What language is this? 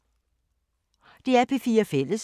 Danish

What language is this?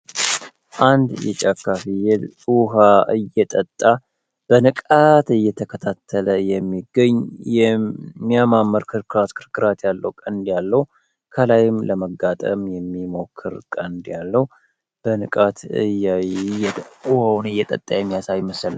Amharic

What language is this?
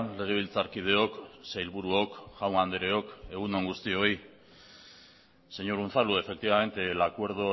Basque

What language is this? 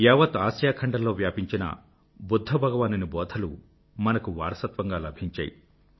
Telugu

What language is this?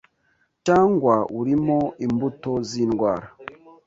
Kinyarwanda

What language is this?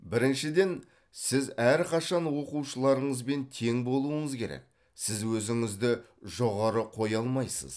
Kazakh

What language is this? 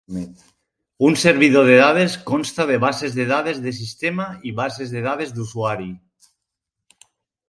Catalan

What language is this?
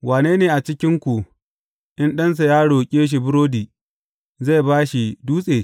Hausa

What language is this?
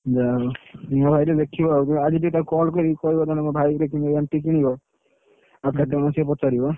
Odia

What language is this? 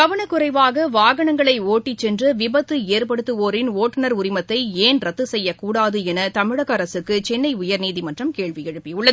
Tamil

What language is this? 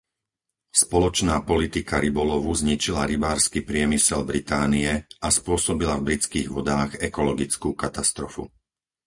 Slovak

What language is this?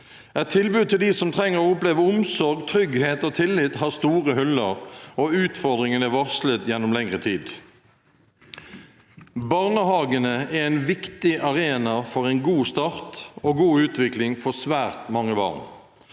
Norwegian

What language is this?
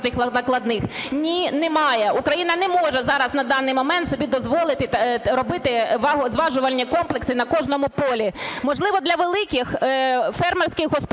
Ukrainian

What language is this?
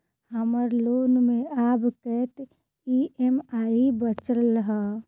Maithili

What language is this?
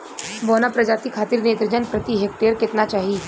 Bhojpuri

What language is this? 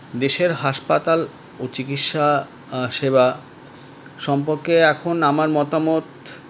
Bangla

